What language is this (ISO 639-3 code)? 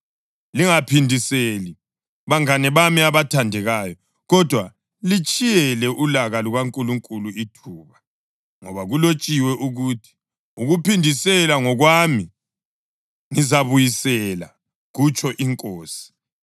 nde